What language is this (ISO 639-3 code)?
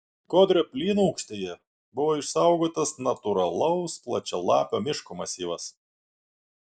lit